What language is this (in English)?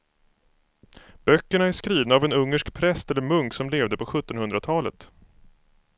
Swedish